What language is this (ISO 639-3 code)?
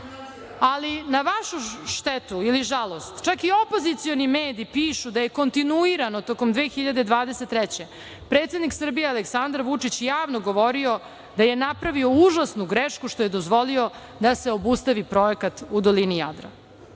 srp